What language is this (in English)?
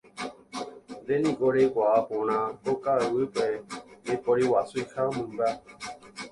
Guarani